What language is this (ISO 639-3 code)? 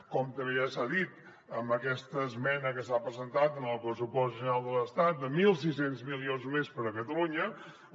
cat